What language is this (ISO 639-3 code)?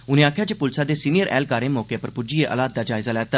doi